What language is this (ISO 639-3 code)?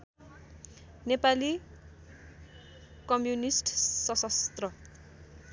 nep